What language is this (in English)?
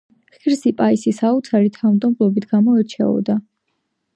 Georgian